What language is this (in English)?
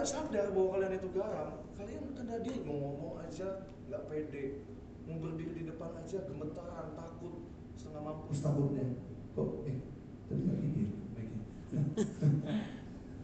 Indonesian